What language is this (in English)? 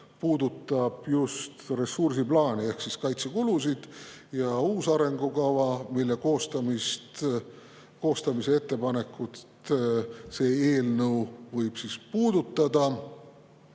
Estonian